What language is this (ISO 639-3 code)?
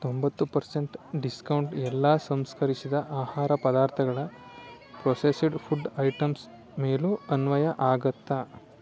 kan